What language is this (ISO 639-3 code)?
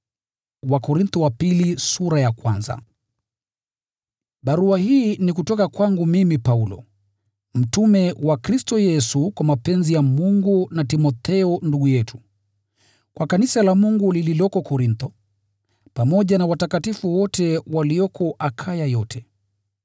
swa